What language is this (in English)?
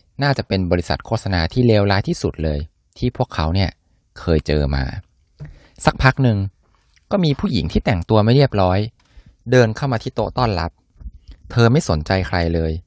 Thai